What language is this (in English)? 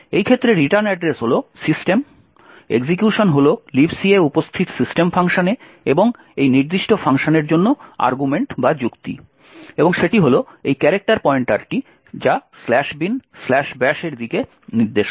Bangla